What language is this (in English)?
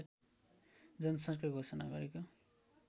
Nepali